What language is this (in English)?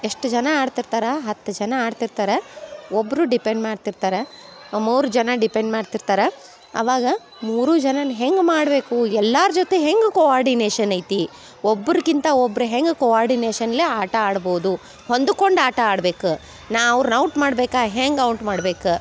Kannada